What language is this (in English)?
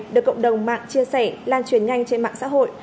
Vietnamese